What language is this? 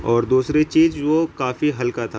Urdu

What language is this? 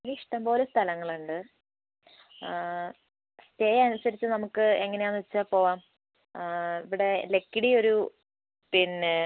Malayalam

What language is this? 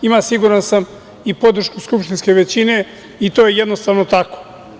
Serbian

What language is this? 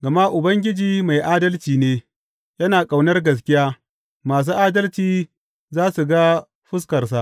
Hausa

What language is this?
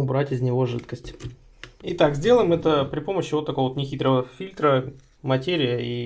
Russian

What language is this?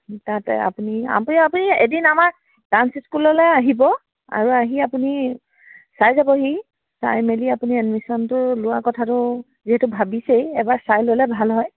Assamese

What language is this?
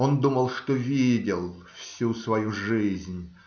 Russian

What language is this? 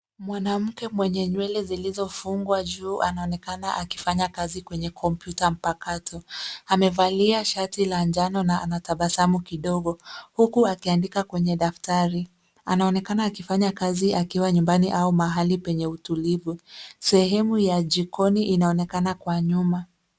Swahili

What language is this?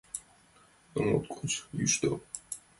Mari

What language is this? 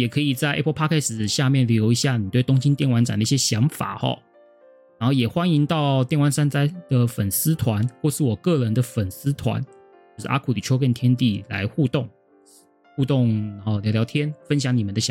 Chinese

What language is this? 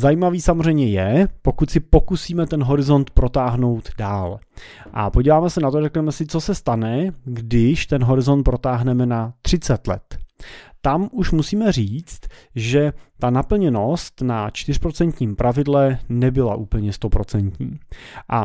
Czech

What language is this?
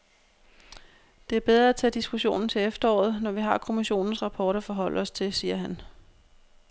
Danish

